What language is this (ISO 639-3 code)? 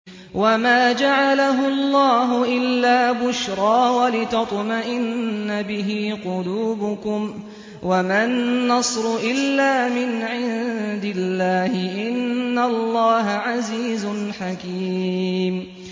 ara